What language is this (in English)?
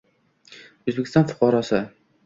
Uzbek